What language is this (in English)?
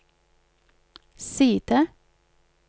Norwegian